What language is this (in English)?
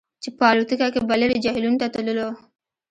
Pashto